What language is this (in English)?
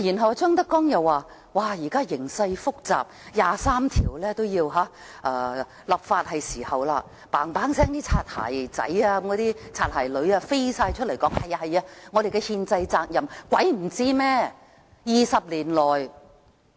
Cantonese